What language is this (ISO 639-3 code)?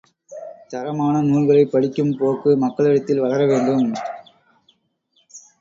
tam